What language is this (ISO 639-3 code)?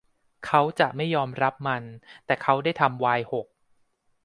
tha